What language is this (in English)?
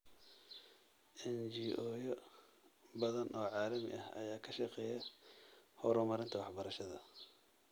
Somali